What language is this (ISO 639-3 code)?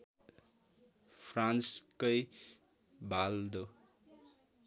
nep